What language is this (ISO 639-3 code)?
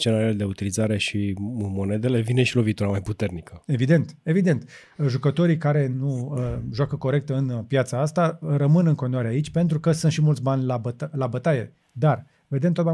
ron